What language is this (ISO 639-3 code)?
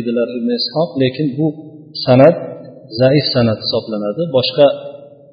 bul